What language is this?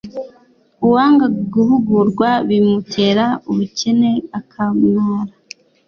Kinyarwanda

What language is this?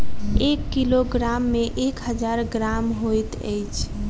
Maithili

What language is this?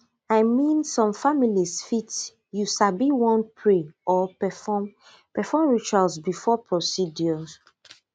Nigerian Pidgin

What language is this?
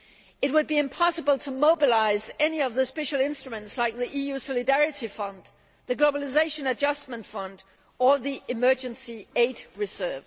English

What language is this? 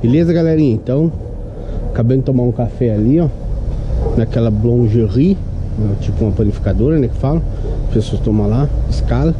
Portuguese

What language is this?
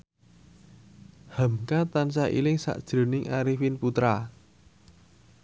Javanese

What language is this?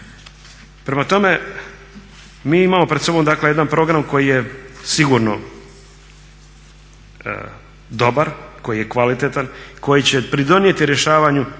Croatian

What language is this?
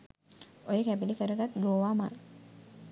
Sinhala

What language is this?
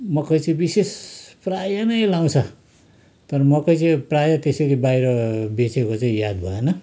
Nepali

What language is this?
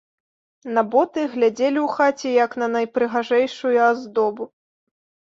Belarusian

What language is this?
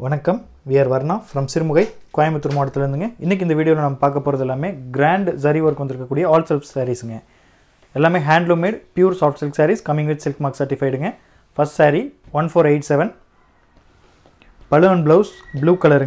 English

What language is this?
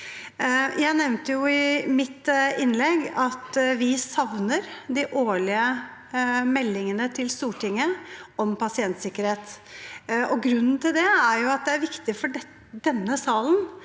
Norwegian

